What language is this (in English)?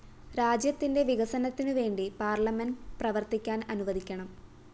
Malayalam